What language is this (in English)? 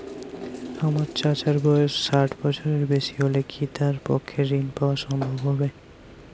Bangla